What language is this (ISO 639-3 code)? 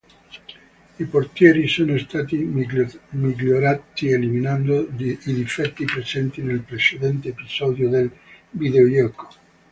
ita